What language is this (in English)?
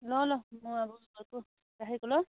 Nepali